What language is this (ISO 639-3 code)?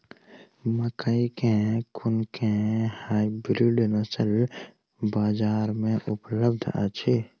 mai